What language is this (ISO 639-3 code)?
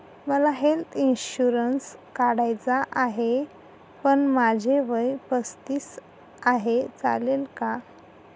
mar